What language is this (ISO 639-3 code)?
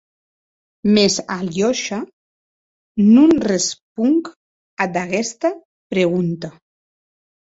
oci